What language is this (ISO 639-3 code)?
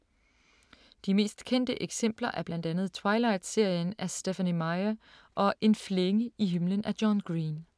dan